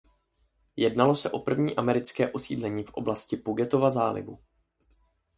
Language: Czech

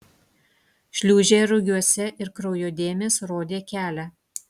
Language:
Lithuanian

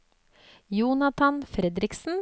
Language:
Norwegian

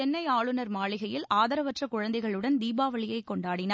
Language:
Tamil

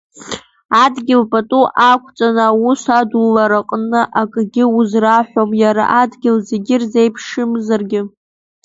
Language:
Abkhazian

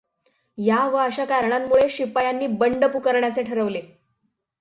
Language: Marathi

